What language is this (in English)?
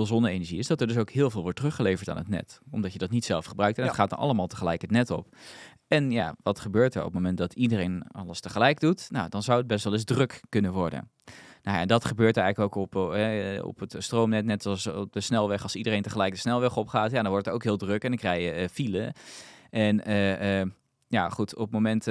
Dutch